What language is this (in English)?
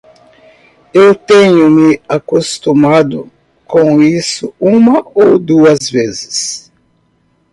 Portuguese